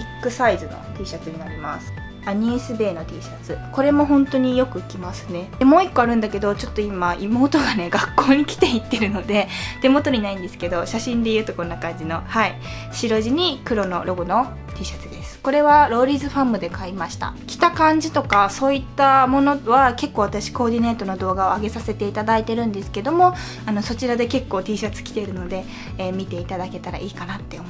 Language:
Japanese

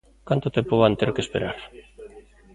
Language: Galician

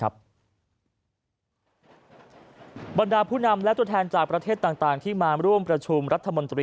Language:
Thai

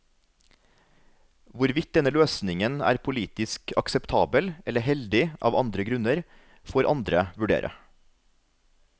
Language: Norwegian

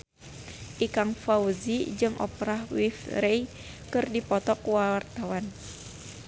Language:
Sundanese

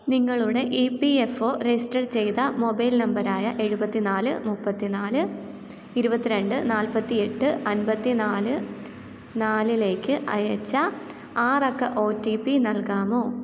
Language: Malayalam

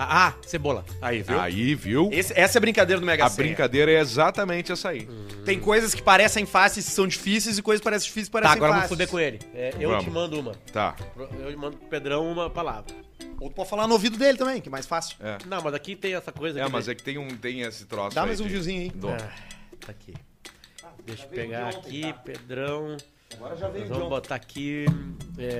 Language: Portuguese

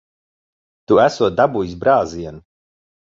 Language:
Latvian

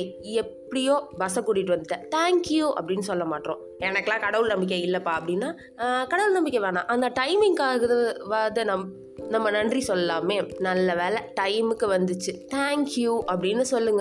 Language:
Tamil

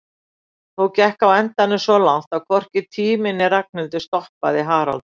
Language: Icelandic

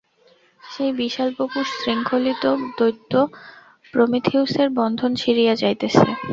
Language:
Bangla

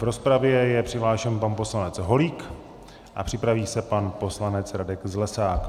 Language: Czech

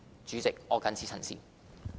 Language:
Cantonese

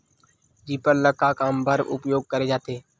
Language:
Chhattisgarhi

